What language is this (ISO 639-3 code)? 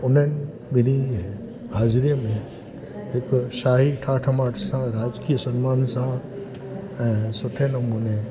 snd